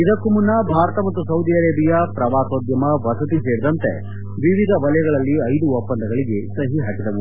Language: Kannada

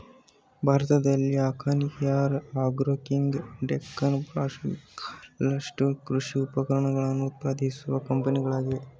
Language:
Kannada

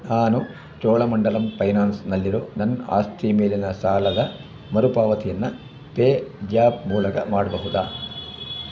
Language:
Kannada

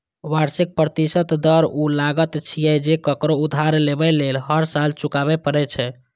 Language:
Maithili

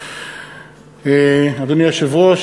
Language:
Hebrew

